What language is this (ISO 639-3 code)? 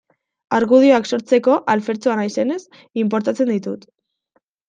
eus